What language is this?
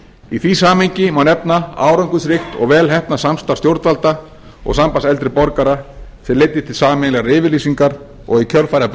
Icelandic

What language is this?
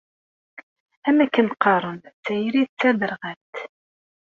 Kabyle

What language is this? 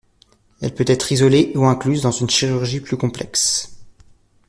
French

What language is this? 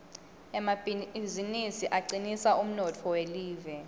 Swati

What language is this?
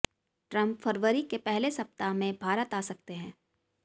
Hindi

